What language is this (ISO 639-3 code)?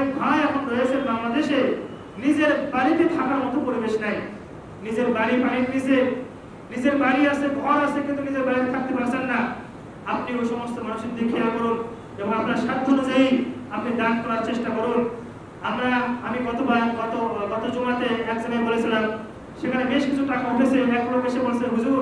ind